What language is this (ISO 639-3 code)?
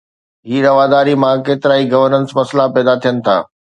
snd